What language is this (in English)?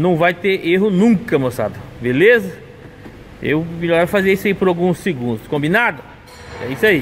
Portuguese